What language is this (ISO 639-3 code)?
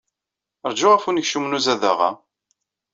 kab